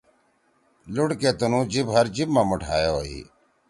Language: Torwali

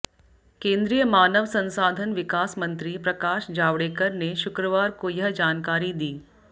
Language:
Hindi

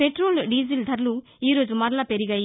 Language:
Telugu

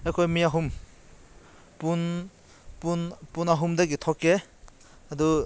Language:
Manipuri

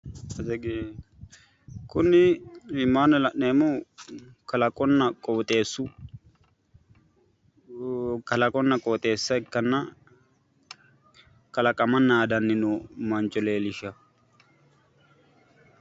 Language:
Sidamo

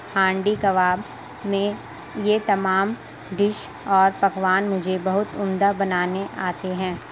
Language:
Urdu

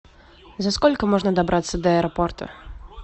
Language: Russian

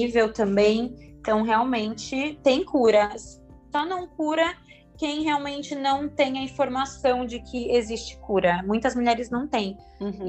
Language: Portuguese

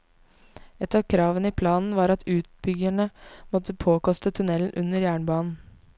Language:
Norwegian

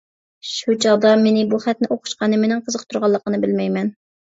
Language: Uyghur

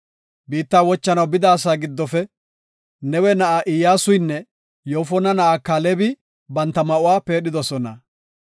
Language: Gofa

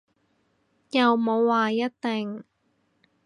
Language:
Cantonese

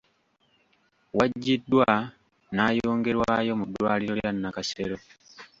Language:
Ganda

